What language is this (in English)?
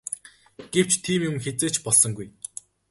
Mongolian